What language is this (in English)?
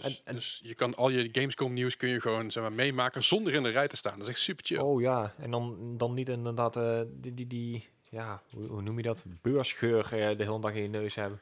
Dutch